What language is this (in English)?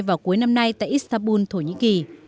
Vietnamese